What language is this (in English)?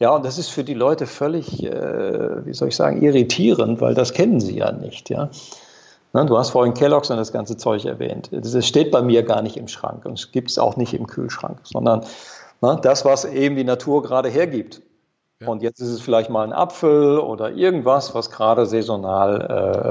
German